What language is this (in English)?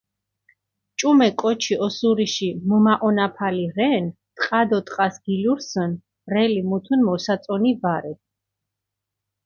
Mingrelian